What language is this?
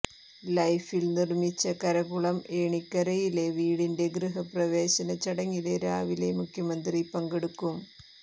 Malayalam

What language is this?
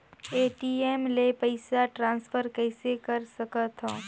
Chhattisgarhi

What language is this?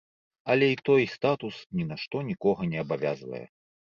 Belarusian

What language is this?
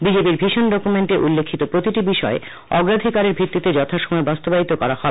Bangla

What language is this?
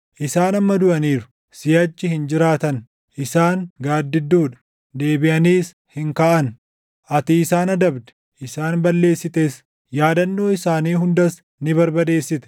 Oromo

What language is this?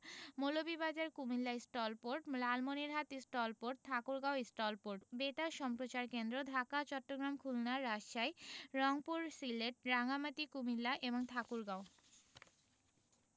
Bangla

